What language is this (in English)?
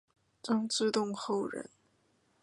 Chinese